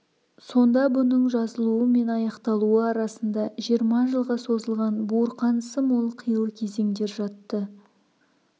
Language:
Kazakh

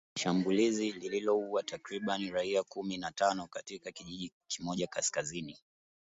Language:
Swahili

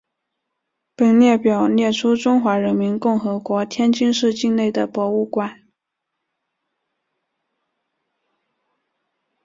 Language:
Chinese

